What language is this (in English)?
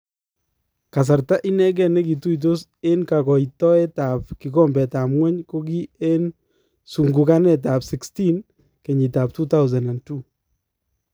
Kalenjin